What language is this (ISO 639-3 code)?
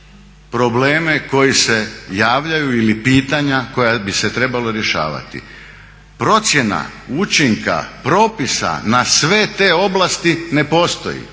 hrv